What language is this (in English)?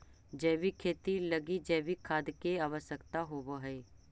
Magahi